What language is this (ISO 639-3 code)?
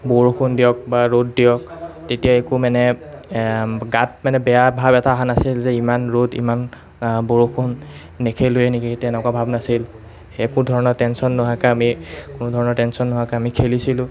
asm